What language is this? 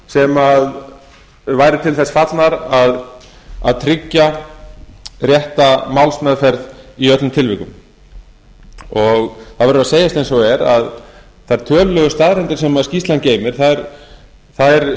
Icelandic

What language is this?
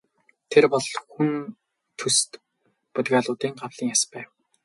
Mongolian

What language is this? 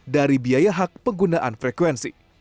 Indonesian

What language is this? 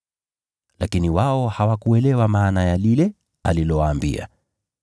Swahili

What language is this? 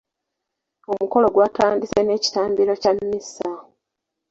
Ganda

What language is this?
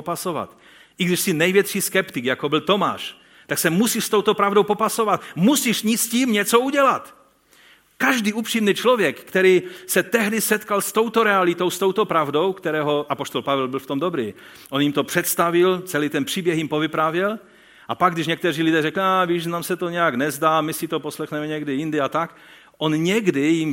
Czech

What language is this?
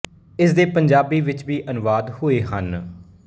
Punjabi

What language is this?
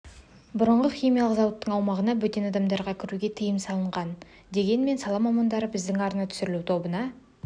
Kazakh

